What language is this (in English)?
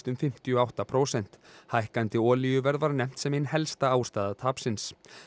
Icelandic